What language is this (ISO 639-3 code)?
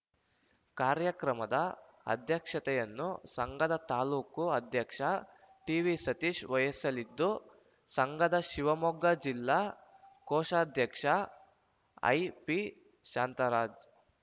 kan